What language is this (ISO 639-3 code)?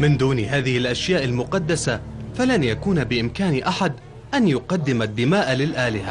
ara